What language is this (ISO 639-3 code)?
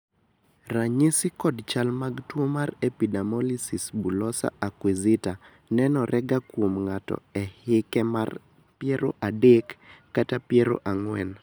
luo